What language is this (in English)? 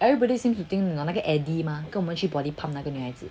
English